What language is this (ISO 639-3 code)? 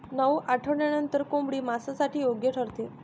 mar